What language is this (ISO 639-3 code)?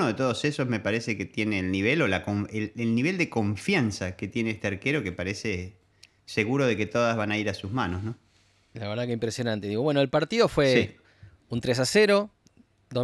spa